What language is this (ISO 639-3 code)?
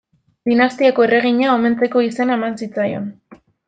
eus